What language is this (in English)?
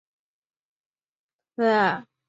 Chinese